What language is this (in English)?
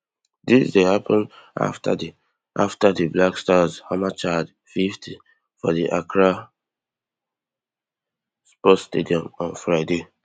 Nigerian Pidgin